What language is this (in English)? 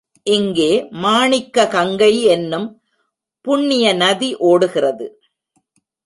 Tamil